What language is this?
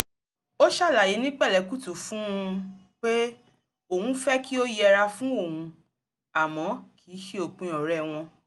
Yoruba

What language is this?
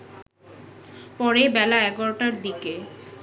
Bangla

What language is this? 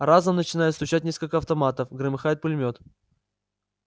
Russian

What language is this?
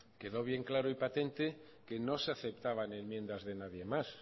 Spanish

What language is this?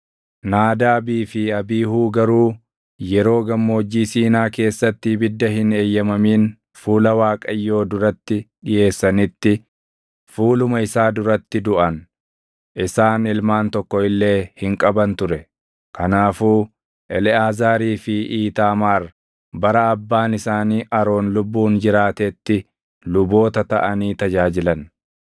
Oromo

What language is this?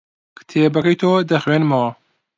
Central Kurdish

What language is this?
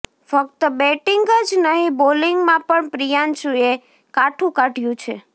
Gujarati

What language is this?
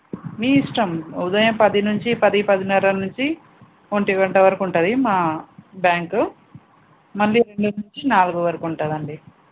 Telugu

